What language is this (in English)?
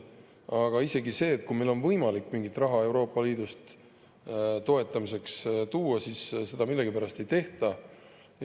Estonian